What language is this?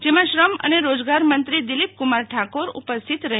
Gujarati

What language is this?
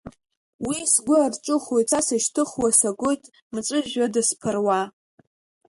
Abkhazian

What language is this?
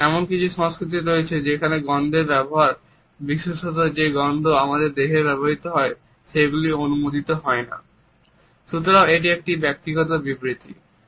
Bangla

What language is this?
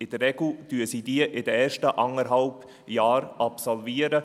Swiss German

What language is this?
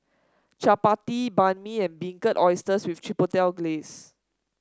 English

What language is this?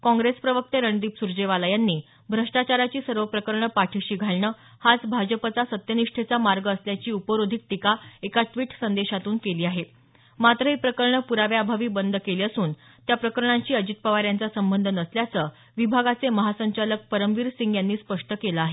Marathi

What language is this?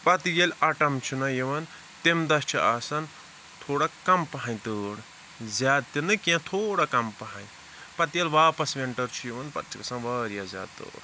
Kashmiri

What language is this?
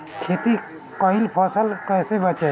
Bhojpuri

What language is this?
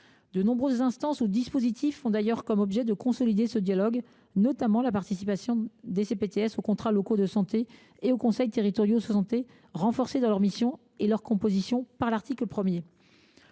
French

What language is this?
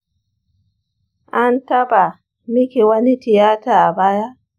Hausa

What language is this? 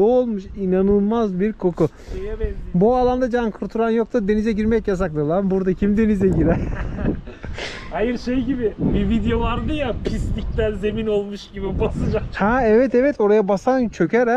Turkish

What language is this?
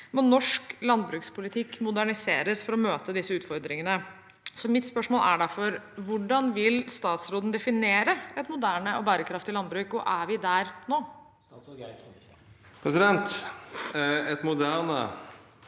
Norwegian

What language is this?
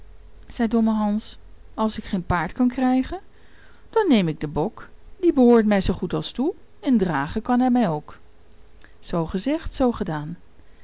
Dutch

